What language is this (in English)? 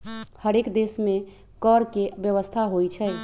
Magahi